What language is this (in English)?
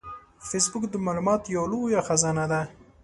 Pashto